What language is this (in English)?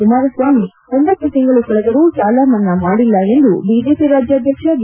Kannada